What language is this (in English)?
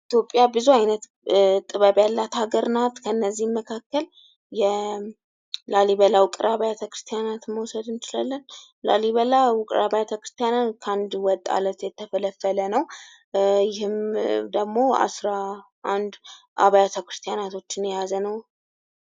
Amharic